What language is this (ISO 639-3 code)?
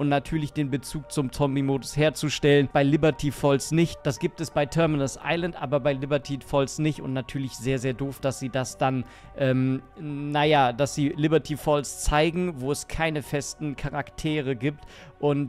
deu